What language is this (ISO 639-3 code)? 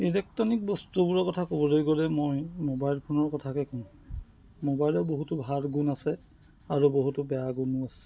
asm